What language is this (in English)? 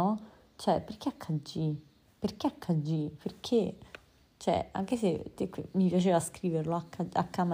Italian